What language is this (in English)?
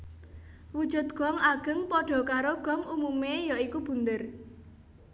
Javanese